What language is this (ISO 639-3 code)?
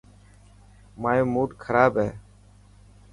mki